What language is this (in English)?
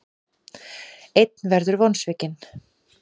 Icelandic